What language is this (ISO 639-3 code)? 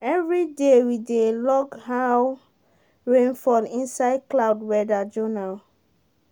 pcm